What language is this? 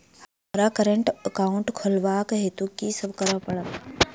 Maithili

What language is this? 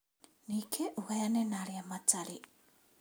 Kikuyu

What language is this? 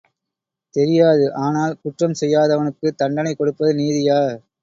Tamil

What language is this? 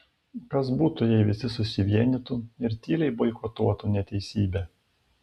Lithuanian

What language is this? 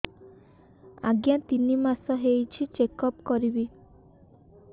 Odia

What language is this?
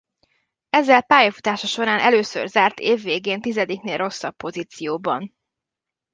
Hungarian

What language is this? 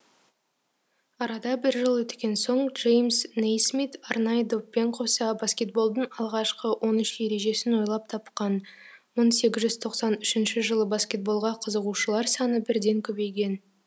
Kazakh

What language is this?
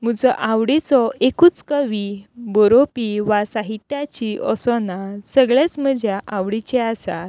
Konkani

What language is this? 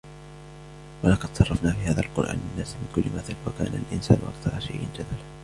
Arabic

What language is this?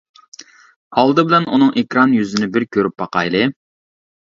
Uyghur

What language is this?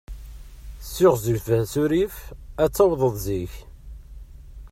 Kabyle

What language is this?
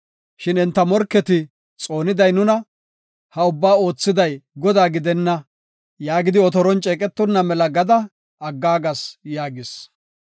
Gofa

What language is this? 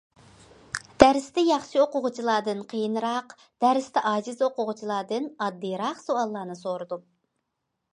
Uyghur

